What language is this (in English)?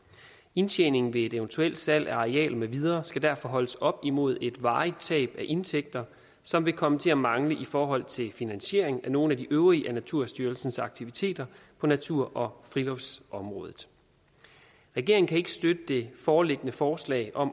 Danish